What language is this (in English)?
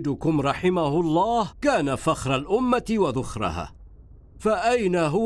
Arabic